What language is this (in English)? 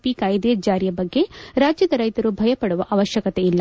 Kannada